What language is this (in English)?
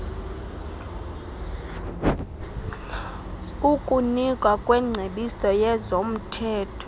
Xhosa